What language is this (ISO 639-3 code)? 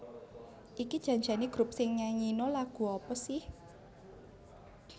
jav